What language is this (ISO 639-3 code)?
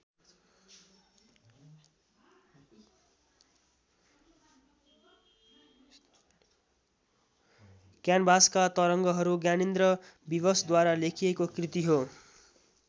nep